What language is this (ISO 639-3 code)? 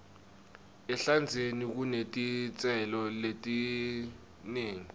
ssw